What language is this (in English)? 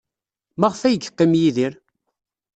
Kabyle